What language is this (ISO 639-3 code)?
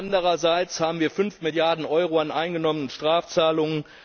deu